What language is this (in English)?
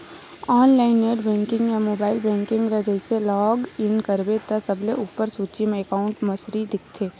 Chhattisgarhi